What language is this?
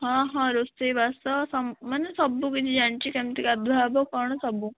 Odia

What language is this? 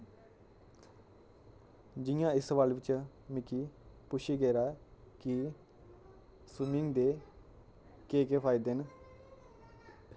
Dogri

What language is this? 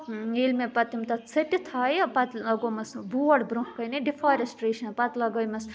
Kashmiri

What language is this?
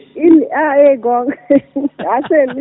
Fula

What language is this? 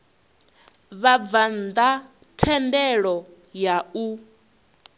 Venda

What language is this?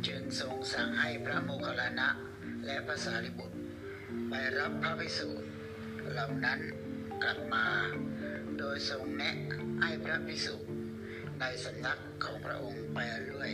Thai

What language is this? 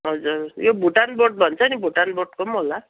Nepali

